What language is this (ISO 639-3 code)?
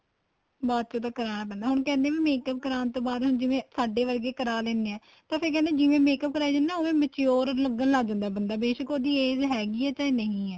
pan